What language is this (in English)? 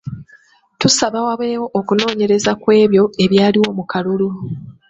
Ganda